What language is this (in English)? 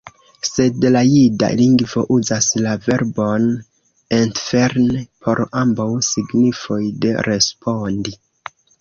Esperanto